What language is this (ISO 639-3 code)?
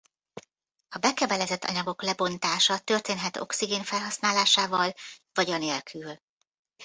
hun